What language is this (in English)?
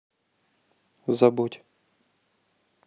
Russian